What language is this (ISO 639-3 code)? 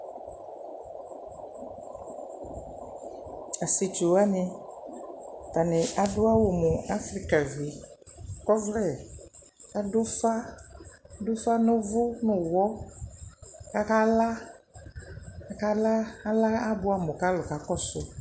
kpo